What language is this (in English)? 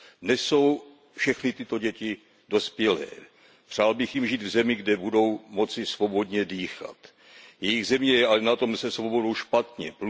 Czech